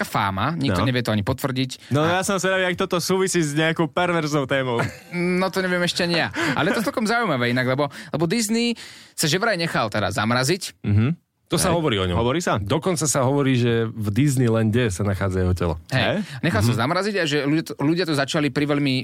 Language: Slovak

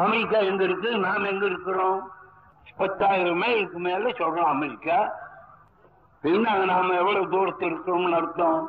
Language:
Tamil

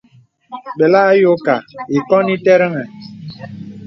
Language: Bebele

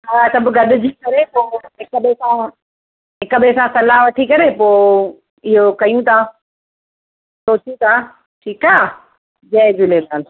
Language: Sindhi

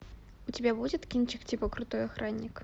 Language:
Russian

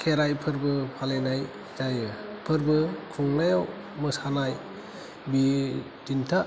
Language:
Bodo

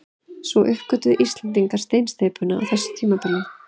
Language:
Icelandic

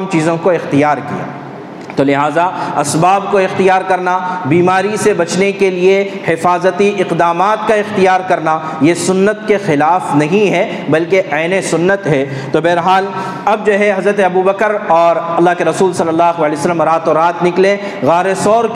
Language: Urdu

